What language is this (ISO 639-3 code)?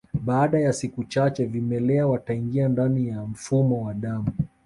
swa